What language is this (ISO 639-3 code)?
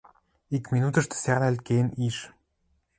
mrj